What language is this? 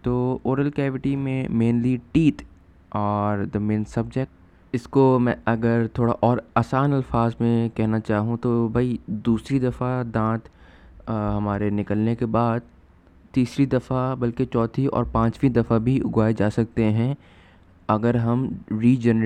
Urdu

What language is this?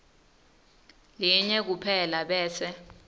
Swati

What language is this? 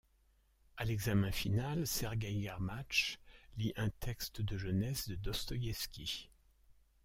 French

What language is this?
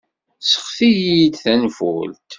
Kabyle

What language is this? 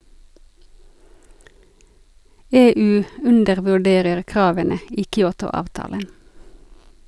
Norwegian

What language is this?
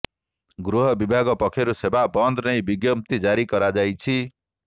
Odia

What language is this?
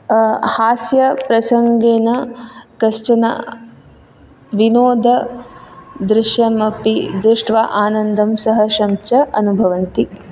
Sanskrit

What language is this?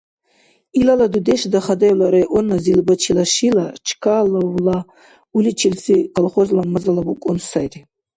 Dargwa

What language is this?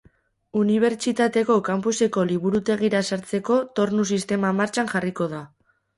Basque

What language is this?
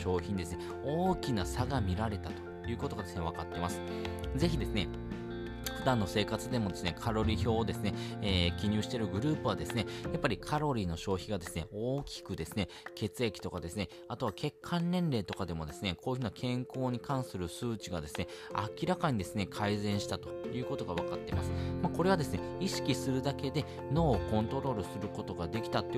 Japanese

